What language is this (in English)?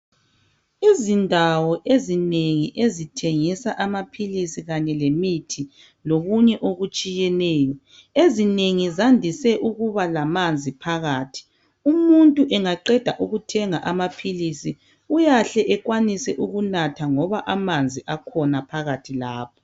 North Ndebele